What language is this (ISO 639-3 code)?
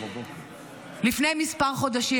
heb